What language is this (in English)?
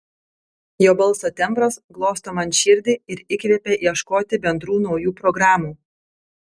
Lithuanian